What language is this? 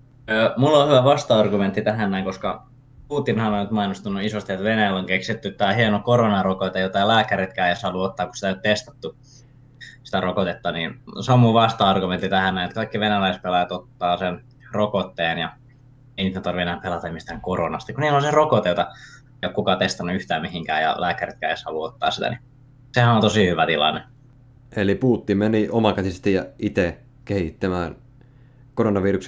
Finnish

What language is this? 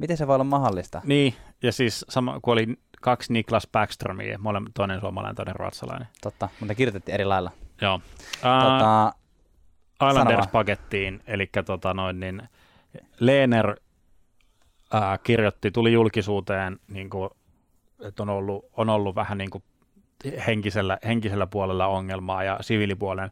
Finnish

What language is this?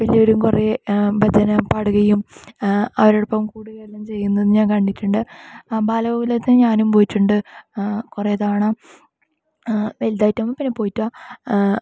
Malayalam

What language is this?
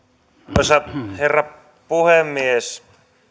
Finnish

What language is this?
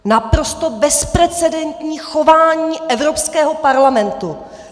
Czech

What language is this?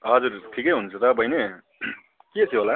Nepali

